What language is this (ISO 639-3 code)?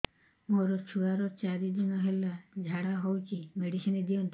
ori